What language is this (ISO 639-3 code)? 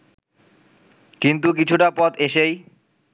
ben